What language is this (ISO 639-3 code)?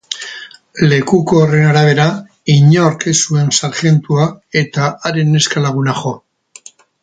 eus